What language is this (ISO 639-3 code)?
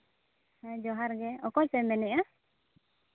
sat